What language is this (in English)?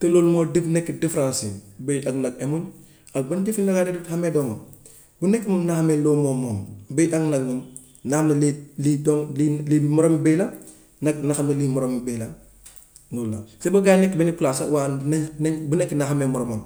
Gambian Wolof